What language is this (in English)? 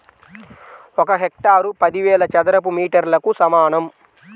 Telugu